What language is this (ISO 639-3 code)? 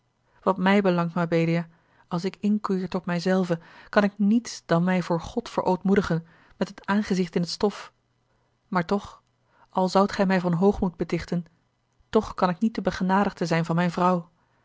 nld